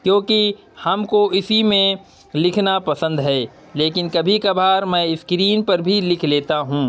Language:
Urdu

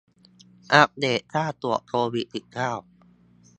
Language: Thai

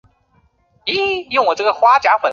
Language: Chinese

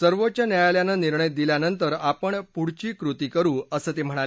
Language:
Marathi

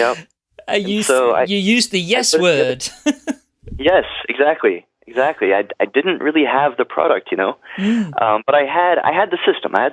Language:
English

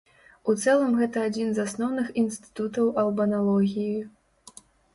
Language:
Belarusian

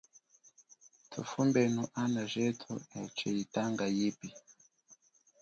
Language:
Chokwe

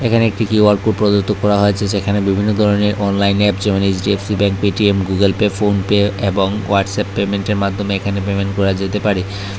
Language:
Bangla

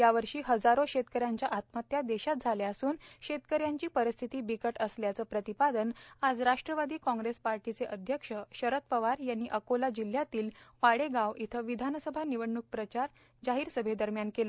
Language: Marathi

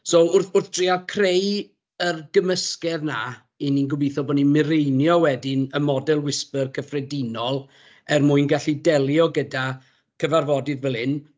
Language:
Welsh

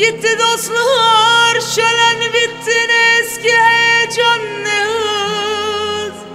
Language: Turkish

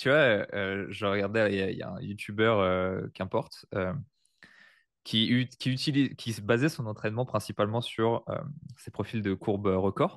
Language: French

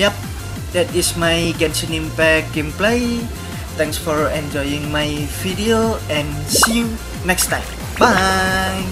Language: Indonesian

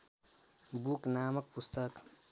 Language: Nepali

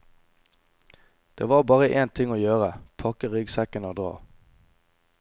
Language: Norwegian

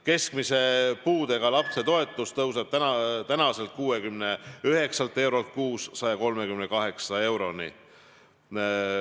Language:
Estonian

